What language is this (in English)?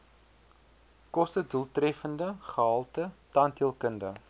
Afrikaans